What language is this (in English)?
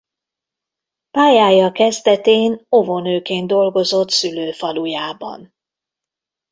Hungarian